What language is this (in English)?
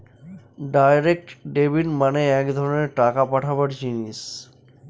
Bangla